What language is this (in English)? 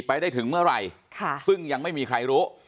Thai